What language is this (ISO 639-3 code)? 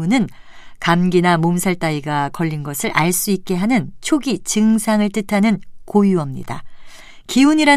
kor